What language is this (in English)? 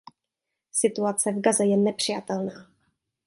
Czech